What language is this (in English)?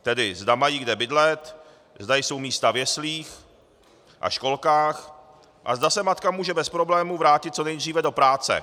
Czech